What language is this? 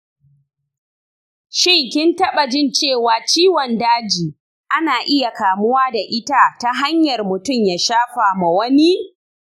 Hausa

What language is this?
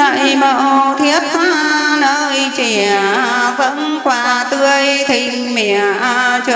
Vietnamese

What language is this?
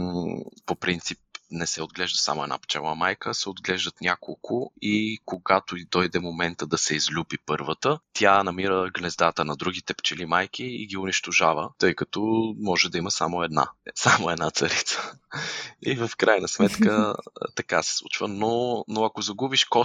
Bulgarian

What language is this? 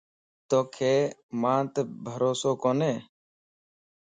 Lasi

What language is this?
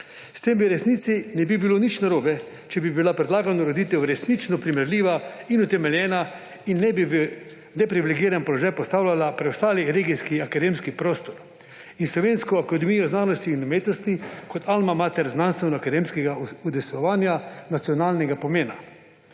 Slovenian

